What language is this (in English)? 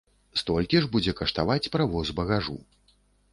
Belarusian